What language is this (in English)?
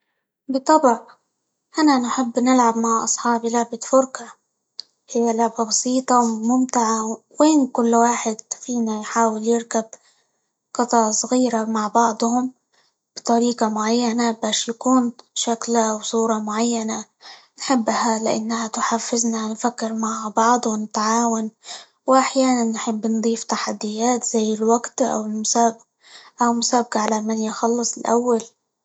Libyan Arabic